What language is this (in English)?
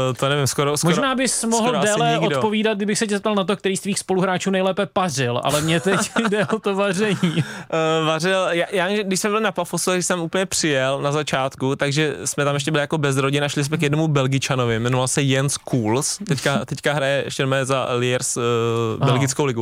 Czech